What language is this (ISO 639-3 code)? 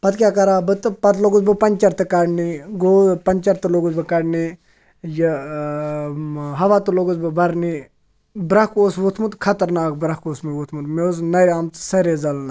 kas